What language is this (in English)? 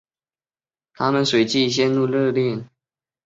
Chinese